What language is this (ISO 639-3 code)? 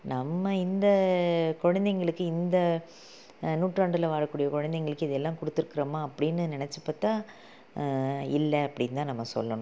tam